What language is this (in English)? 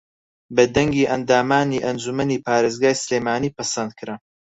Central Kurdish